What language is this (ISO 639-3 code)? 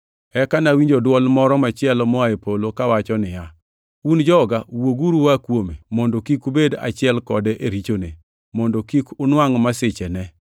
luo